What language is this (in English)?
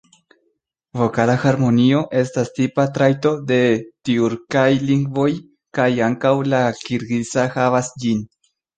Esperanto